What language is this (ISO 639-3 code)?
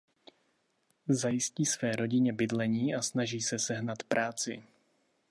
ces